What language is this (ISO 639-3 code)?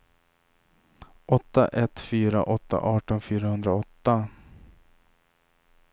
swe